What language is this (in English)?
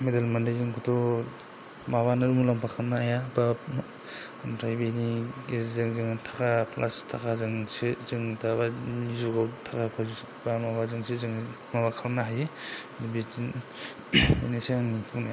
Bodo